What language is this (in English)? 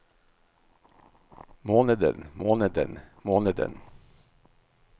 Norwegian